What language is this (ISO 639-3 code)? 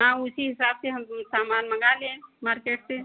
hin